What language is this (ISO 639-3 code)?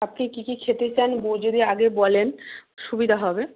ben